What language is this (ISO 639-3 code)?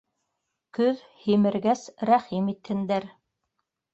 bak